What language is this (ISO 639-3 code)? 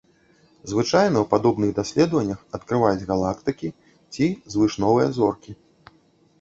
bel